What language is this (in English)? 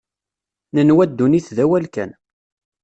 Kabyle